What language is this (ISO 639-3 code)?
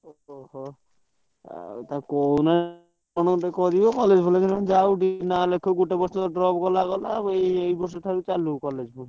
ori